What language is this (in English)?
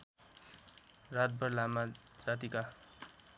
Nepali